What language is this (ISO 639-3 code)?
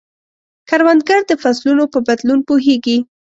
pus